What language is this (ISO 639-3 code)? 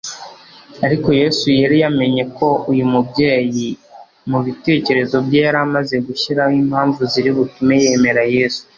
kin